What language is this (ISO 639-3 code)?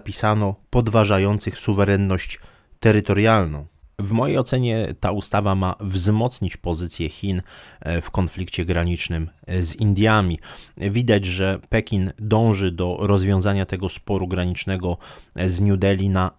pol